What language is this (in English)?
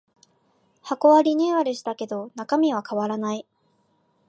Japanese